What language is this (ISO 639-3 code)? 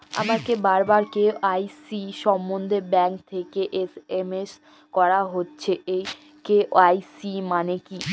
ben